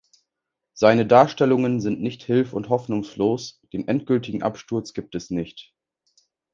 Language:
German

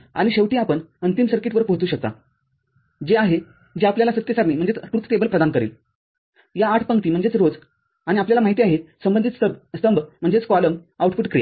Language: Marathi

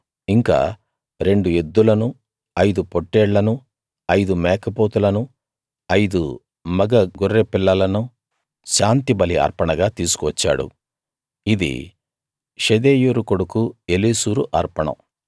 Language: Telugu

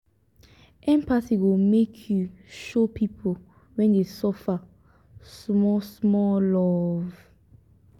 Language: Nigerian Pidgin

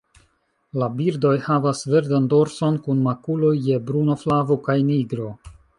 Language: Esperanto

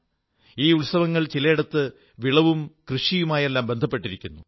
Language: Malayalam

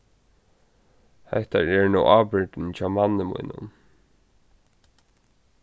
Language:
Faroese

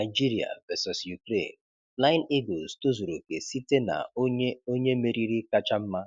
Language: Igbo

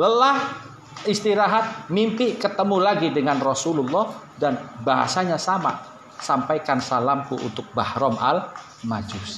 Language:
Indonesian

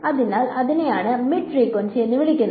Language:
Malayalam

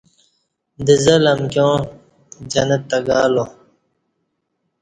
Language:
Kati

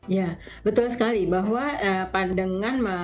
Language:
Indonesian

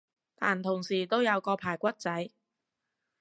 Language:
Cantonese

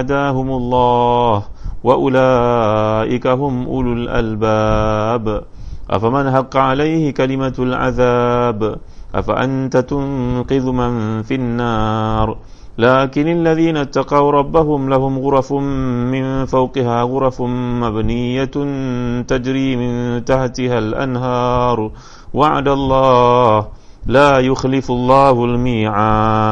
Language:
Malay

